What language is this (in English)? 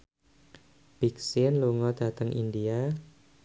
Javanese